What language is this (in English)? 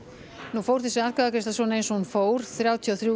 Icelandic